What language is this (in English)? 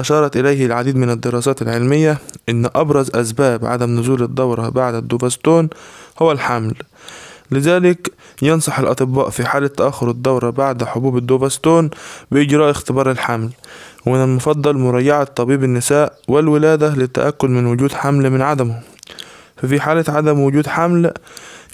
Arabic